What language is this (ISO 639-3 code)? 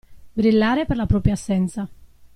ita